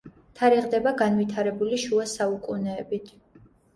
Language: Georgian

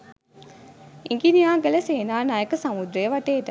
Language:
Sinhala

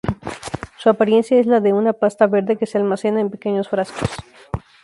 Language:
Spanish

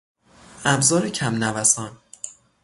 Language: Persian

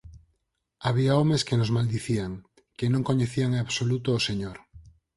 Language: Galician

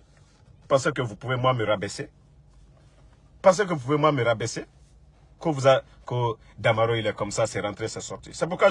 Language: French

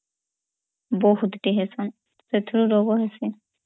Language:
Odia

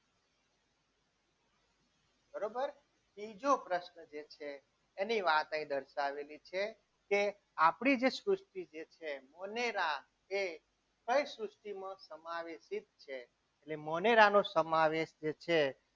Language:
Gujarati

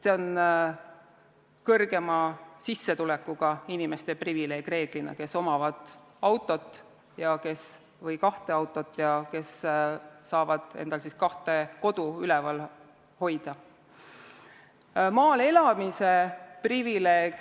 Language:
Estonian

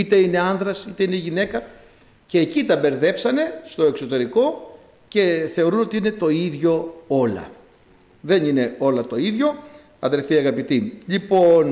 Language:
Greek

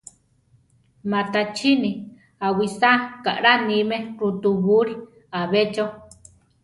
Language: Central Tarahumara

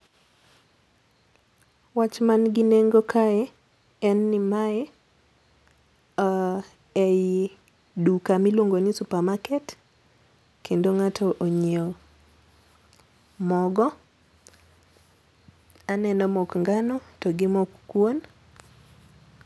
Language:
Luo (Kenya and Tanzania)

